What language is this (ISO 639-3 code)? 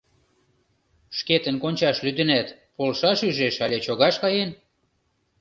chm